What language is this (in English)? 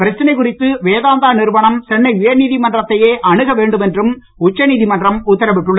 Tamil